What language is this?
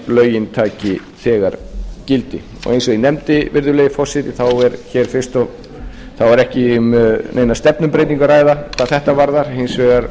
Icelandic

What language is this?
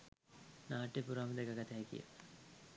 Sinhala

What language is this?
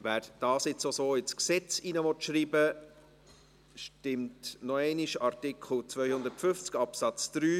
Swiss German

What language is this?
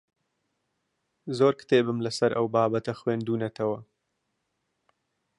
Central Kurdish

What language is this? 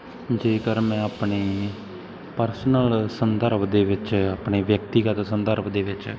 Punjabi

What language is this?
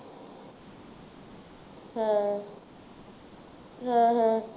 Punjabi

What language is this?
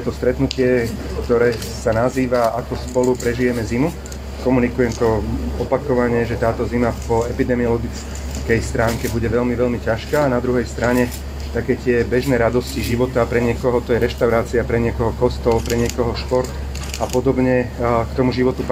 Slovak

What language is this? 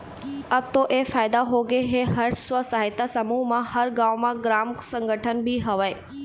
Chhattisgarhi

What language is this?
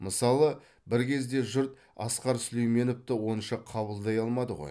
Kazakh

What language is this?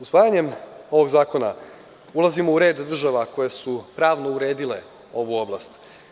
Serbian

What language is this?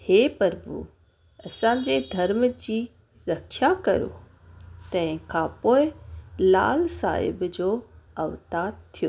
Sindhi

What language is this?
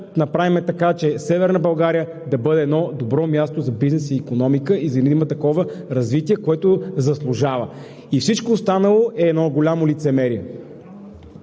Bulgarian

